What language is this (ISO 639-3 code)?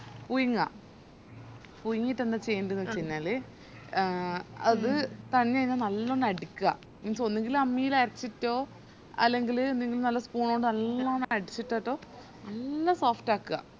mal